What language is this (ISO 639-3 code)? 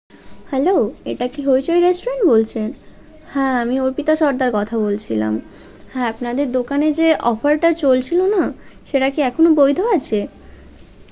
ben